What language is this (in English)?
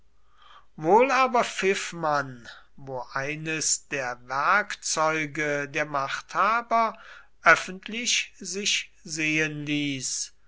German